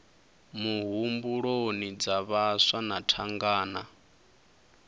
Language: Venda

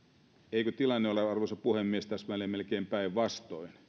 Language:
Finnish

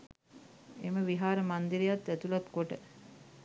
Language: Sinhala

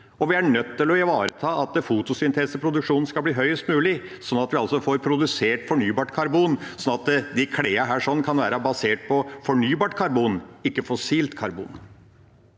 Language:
Norwegian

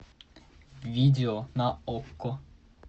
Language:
Russian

